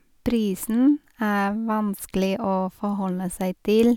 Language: Norwegian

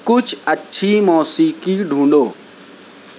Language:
Urdu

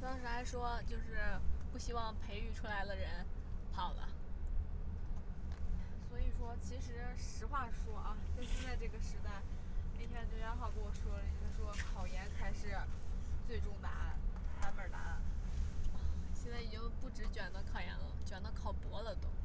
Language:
Chinese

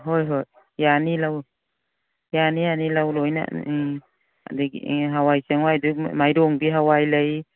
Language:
Manipuri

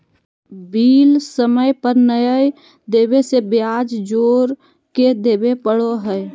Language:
Magahi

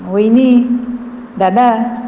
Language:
Konkani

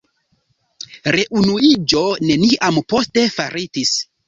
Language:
Esperanto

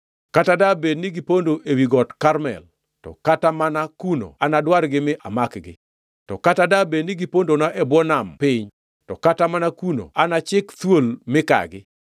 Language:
Luo (Kenya and Tanzania)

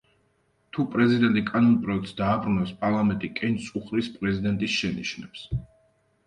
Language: Georgian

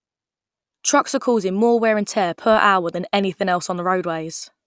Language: English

